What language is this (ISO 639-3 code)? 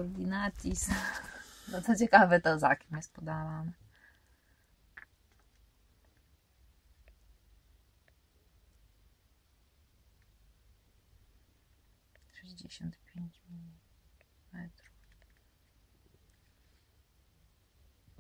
pol